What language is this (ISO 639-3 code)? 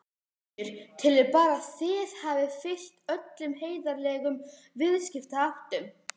isl